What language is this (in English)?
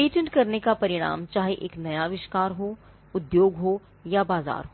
Hindi